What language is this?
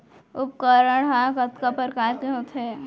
Chhattisgarhi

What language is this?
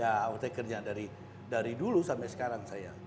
Indonesian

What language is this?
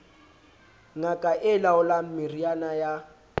Southern Sotho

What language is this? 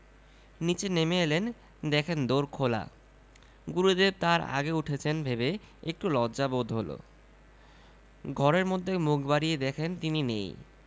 Bangla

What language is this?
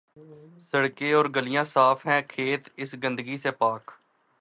Urdu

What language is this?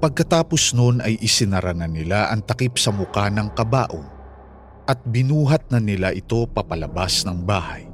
Filipino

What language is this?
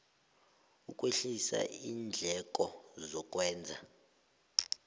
South Ndebele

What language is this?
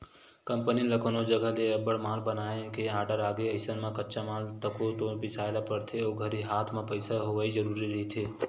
Chhattisgarhi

